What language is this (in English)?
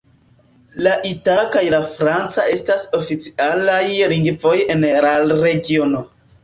Esperanto